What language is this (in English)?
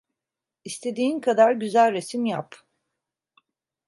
Turkish